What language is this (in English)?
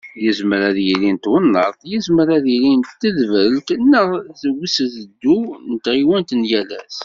Kabyle